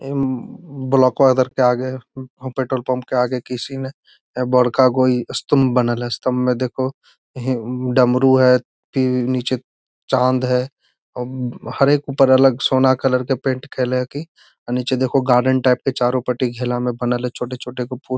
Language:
Magahi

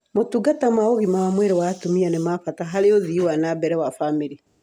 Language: Kikuyu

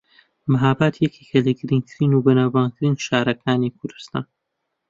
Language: Central Kurdish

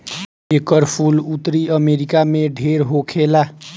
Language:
Bhojpuri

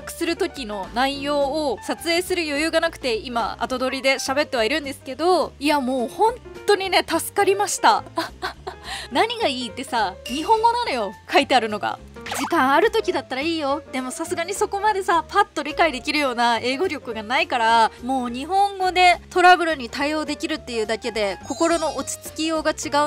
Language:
Japanese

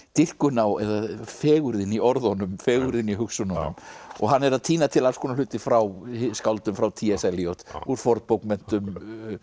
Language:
Icelandic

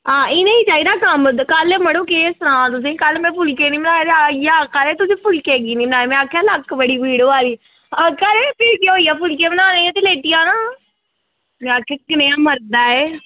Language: Dogri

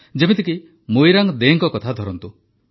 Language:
Odia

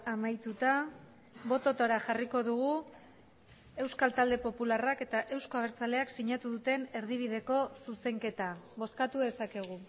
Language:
Basque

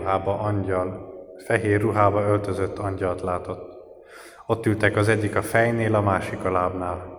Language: Hungarian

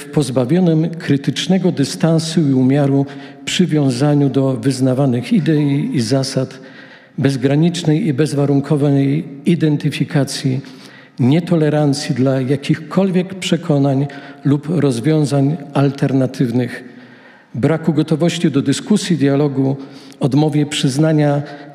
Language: Polish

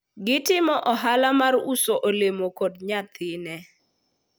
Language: Luo (Kenya and Tanzania)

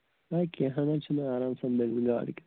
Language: Kashmiri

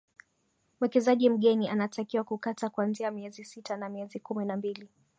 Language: Swahili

